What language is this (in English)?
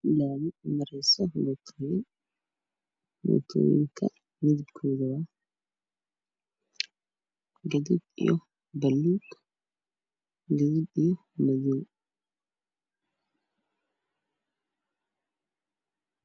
Somali